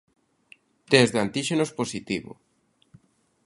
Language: Galician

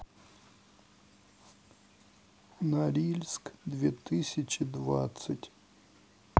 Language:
Russian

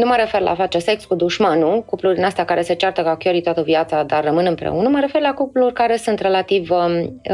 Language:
Romanian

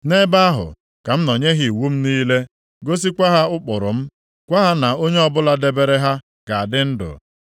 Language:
Igbo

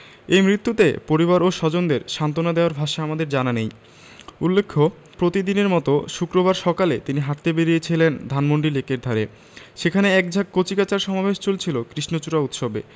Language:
Bangla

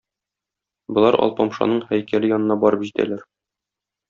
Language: Tatar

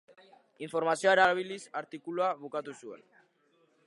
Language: Basque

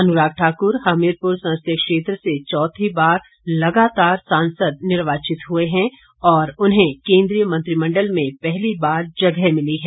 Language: Hindi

